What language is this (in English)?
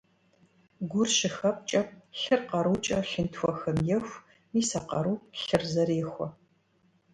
Kabardian